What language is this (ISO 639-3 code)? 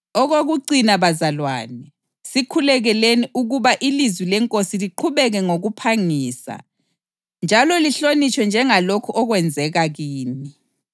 nde